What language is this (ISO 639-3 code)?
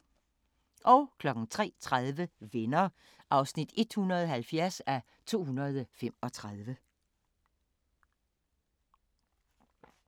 dan